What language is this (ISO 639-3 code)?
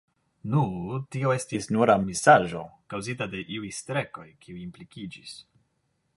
epo